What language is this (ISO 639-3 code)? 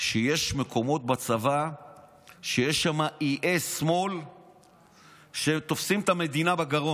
heb